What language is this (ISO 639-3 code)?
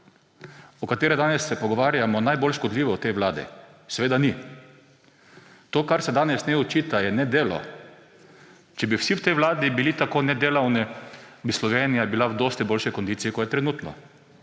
slv